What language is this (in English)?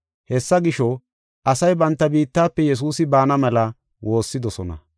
Gofa